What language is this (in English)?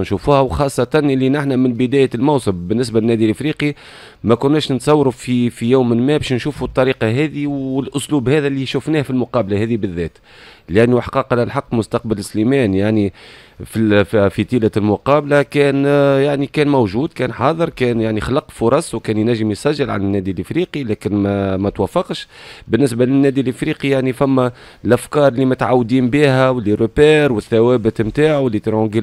Arabic